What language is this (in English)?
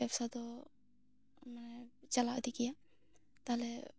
Santali